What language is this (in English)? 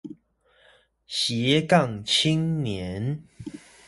Chinese